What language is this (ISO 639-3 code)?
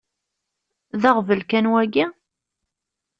kab